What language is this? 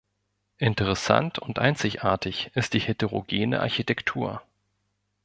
German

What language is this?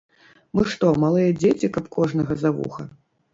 Belarusian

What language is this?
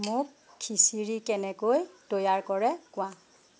Assamese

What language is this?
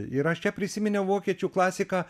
Lithuanian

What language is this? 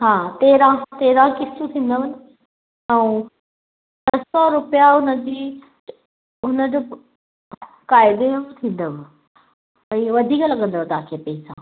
Sindhi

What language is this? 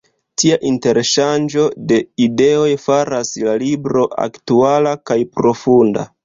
Esperanto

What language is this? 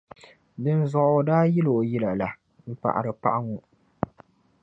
Dagbani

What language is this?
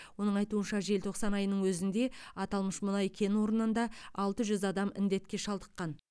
Kazakh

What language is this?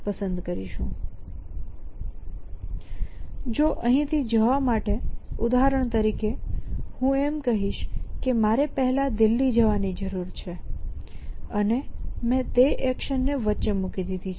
Gujarati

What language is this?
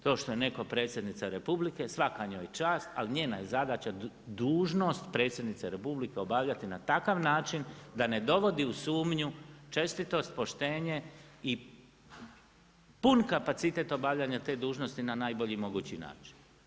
Croatian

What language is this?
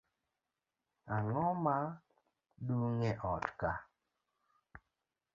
Luo (Kenya and Tanzania)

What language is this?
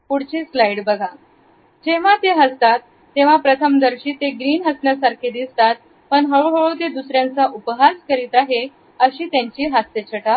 Marathi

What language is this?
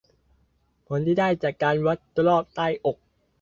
Thai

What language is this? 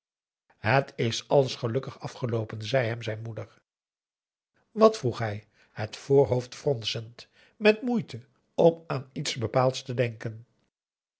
Dutch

